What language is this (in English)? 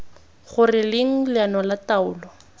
Tswana